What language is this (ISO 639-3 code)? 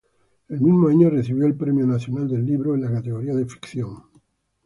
spa